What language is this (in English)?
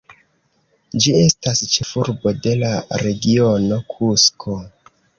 Esperanto